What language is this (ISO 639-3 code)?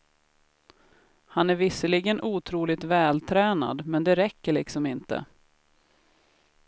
swe